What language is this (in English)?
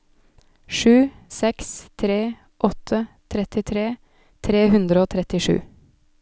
Norwegian